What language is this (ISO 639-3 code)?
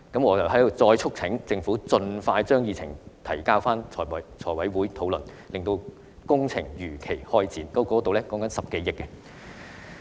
yue